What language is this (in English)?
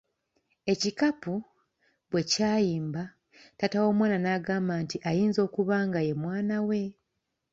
Ganda